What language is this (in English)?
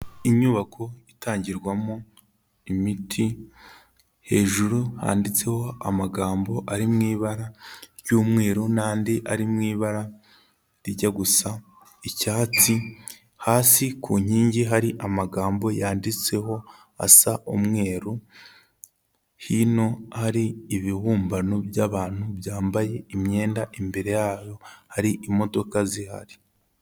Kinyarwanda